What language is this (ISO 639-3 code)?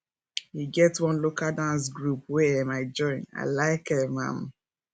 pcm